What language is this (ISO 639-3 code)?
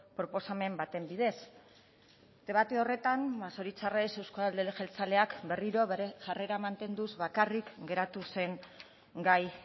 eus